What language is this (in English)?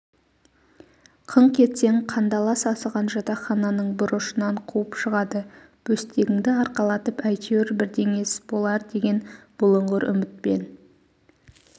Kazakh